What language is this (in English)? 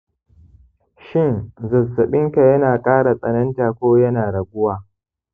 Hausa